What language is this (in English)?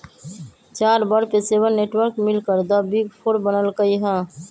Magahi